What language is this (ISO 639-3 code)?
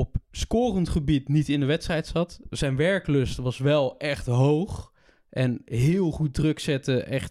nld